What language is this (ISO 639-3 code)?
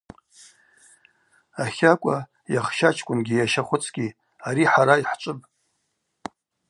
abq